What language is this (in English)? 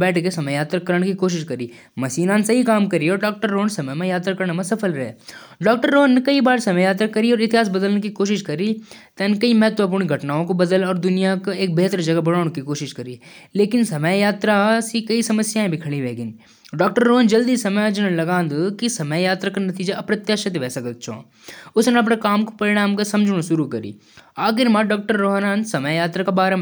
Jaunsari